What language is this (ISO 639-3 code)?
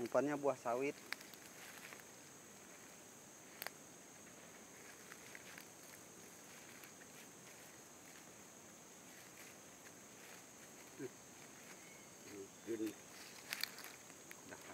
ind